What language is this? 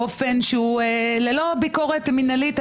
Hebrew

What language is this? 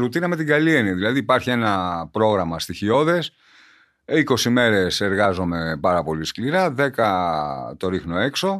Greek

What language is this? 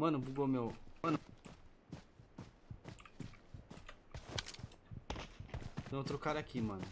Portuguese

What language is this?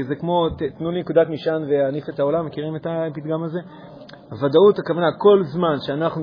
Hebrew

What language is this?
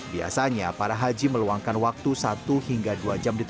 Indonesian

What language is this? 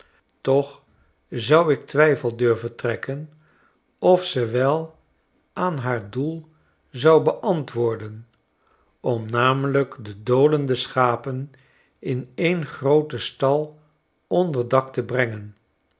Dutch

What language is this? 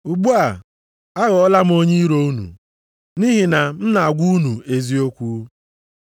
Igbo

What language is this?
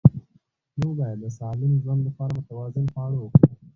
Pashto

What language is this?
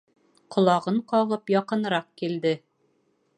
Bashkir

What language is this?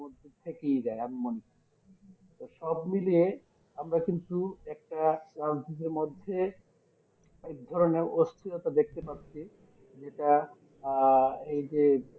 Bangla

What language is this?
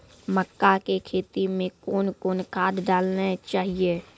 Maithili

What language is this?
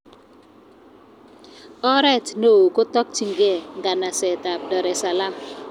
Kalenjin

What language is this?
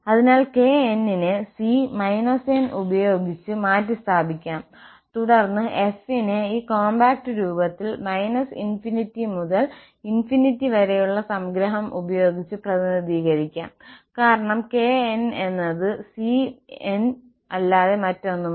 Malayalam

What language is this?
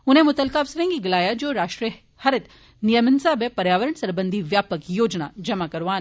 Dogri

